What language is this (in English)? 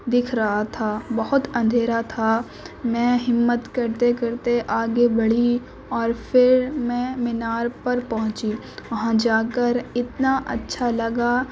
Urdu